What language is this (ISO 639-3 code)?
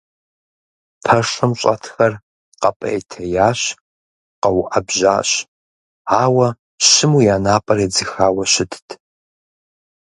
kbd